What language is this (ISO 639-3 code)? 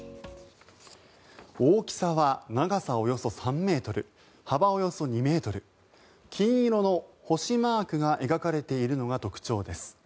jpn